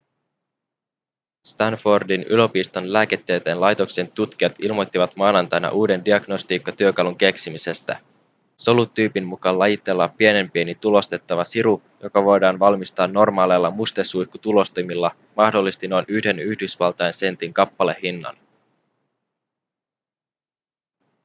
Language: Finnish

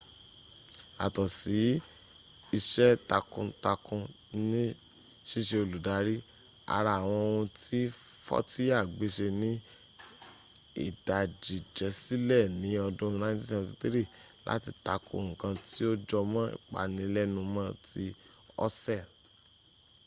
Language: Yoruba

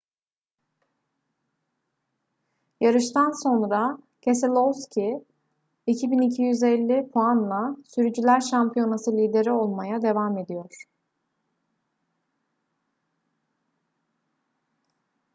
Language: Turkish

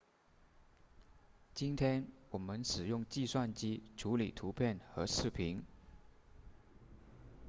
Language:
Chinese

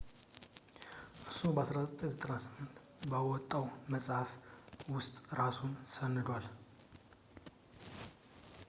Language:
Amharic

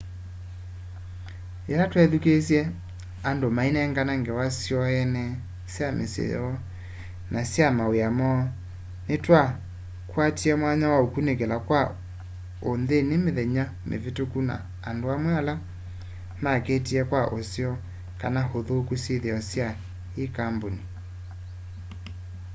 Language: Kamba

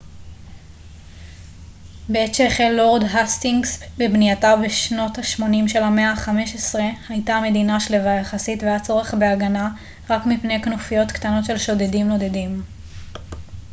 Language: Hebrew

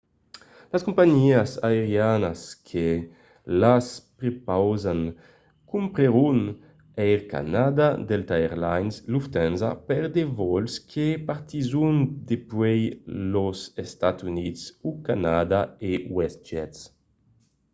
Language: Occitan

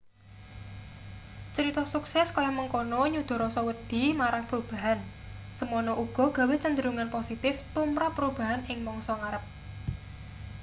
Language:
Javanese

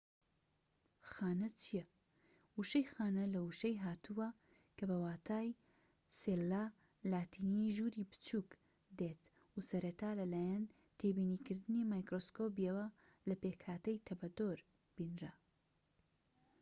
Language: Central Kurdish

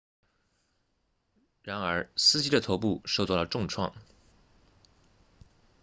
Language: Chinese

